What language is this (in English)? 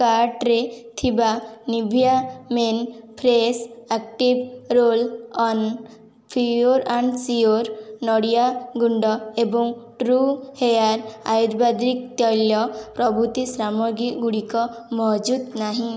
Odia